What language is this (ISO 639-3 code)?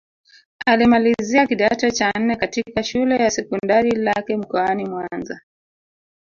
swa